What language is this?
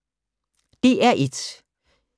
Danish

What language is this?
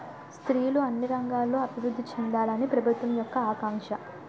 Telugu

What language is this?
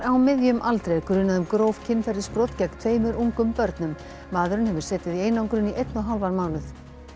Icelandic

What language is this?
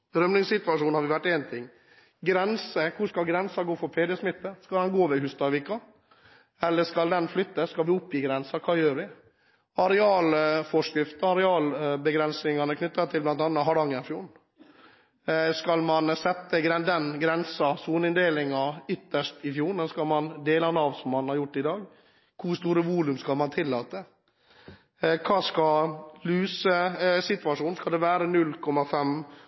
Norwegian Bokmål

